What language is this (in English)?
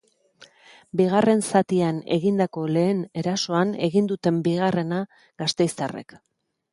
Basque